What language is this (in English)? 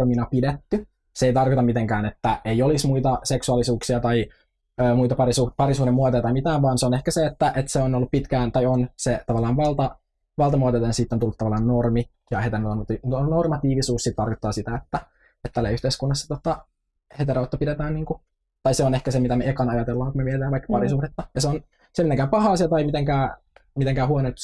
Finnish